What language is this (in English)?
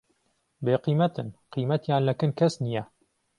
Central Kurdish